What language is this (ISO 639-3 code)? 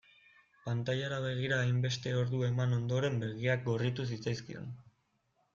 eus